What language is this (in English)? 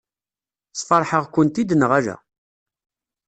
Kabyle